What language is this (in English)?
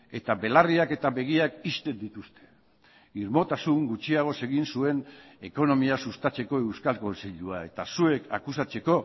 Basque